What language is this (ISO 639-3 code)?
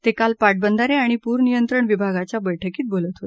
mar